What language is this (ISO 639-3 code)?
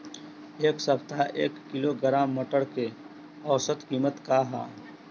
bho